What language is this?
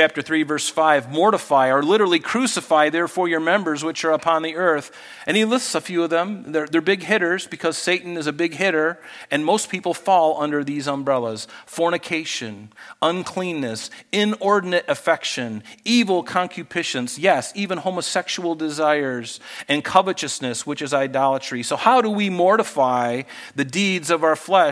English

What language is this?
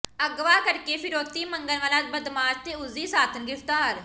Punjabi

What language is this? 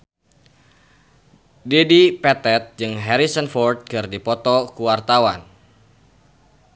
Sundanese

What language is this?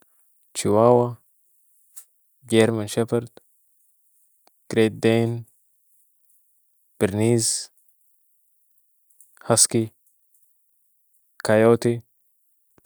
Sudanese Arabic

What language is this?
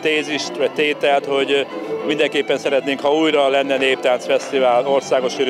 Hungarian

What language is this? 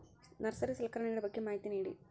Kannada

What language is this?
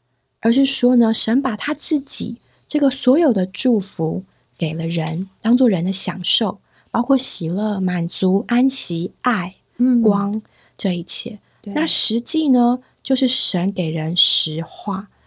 Chinese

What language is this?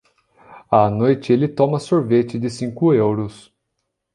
Portuguese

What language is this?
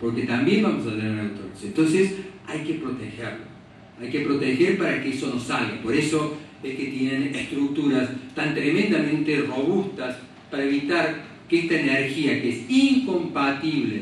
Spanish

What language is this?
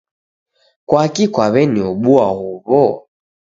Taita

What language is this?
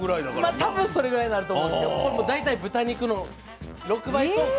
Japanese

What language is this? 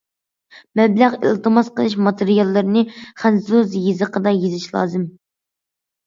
Uyghur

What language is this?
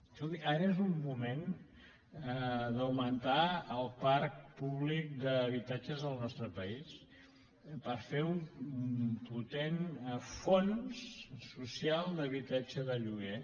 Catalan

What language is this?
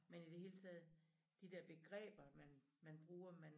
Danish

